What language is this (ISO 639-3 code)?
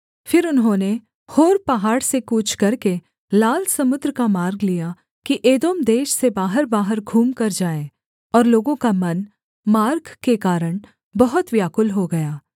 hin